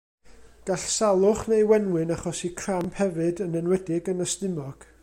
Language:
Welsh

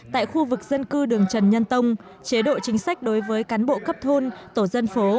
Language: Vietnamese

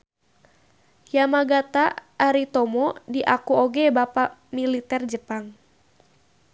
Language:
Sundanese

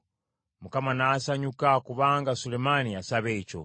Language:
Ganda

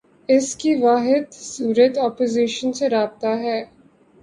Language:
Urdu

